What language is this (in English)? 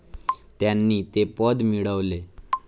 Marathi